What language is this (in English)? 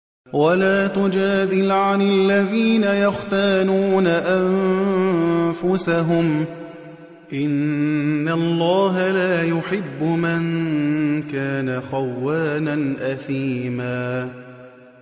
Arabic